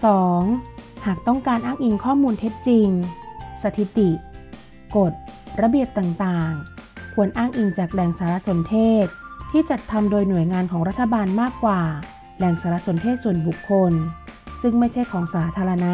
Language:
Thai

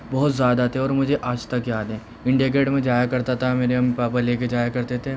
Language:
Urdu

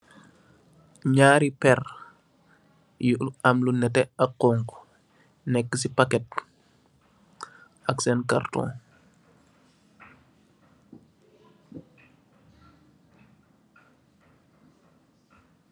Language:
Wolof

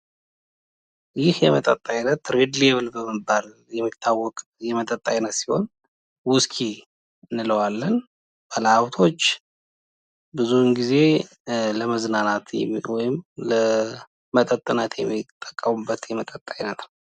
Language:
Amharic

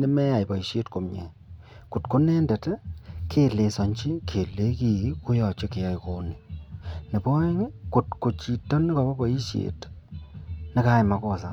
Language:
Kalenjin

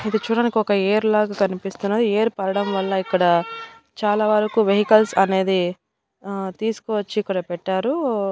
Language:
Telugu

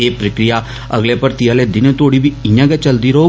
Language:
Dogri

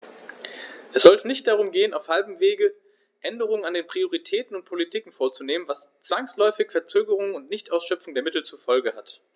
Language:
German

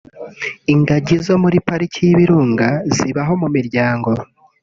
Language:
Kinyarwanda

